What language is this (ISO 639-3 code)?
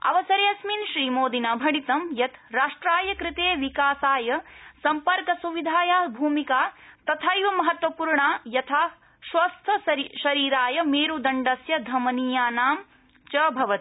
san